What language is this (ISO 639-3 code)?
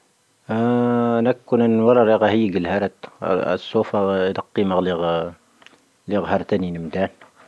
thv